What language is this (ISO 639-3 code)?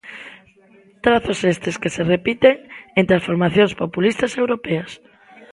glg